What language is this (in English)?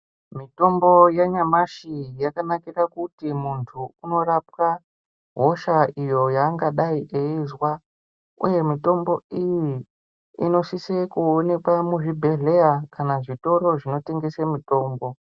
Ndau